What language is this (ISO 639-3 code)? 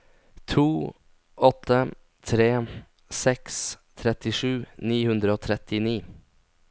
nor